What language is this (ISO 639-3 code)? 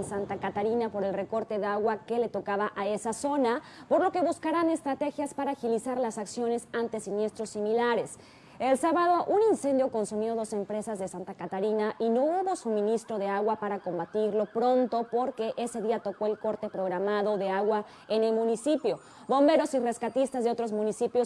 spa